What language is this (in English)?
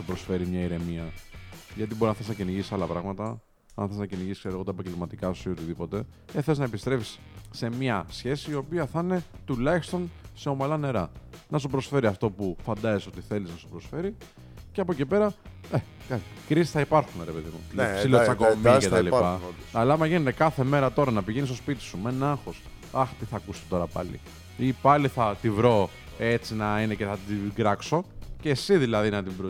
Greek